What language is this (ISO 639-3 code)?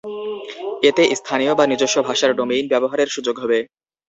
ben